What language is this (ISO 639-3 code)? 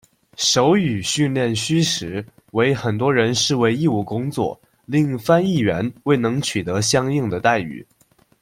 zho